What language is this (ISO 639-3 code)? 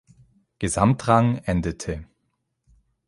deu